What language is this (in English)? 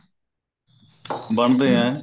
Punjabi